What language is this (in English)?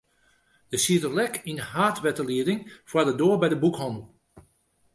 Western Frisian